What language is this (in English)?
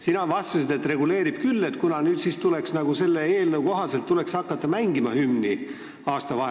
Estonian